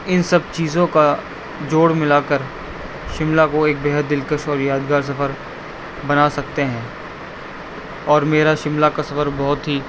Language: Urdu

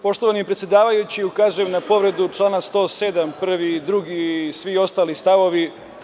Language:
Serbian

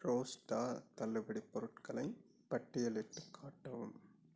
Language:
Tamil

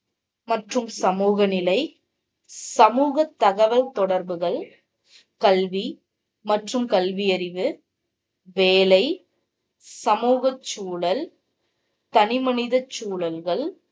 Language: Tamil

